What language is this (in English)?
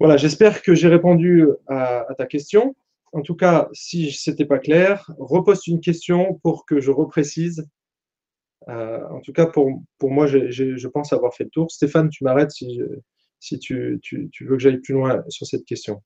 French